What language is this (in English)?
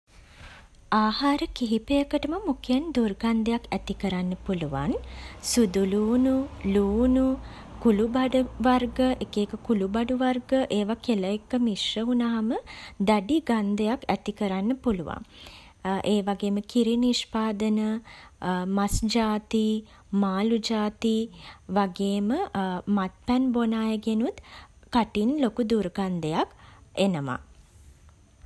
Sinhala